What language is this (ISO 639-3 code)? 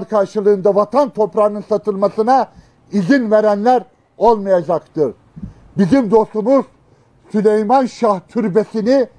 tur